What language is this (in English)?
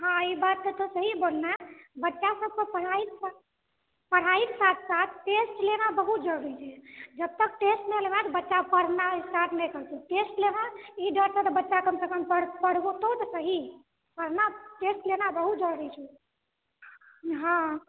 Maithili